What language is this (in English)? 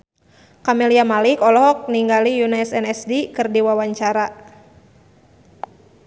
Sundanese